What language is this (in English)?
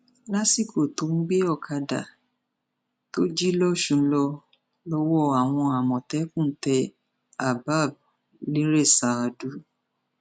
Yoruba